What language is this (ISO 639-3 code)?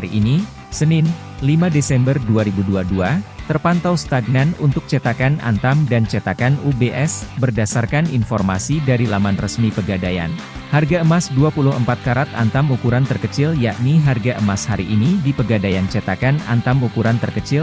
ind